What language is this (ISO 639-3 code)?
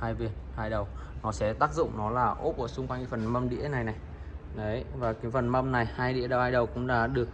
vie